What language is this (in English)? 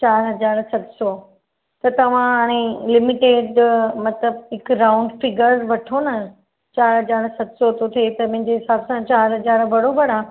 Sindhi